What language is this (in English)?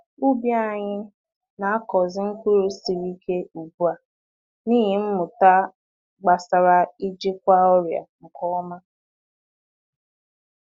Igbo